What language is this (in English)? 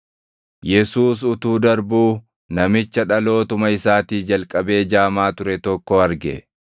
Oromo